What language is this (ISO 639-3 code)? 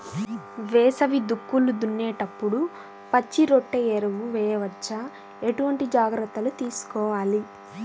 tel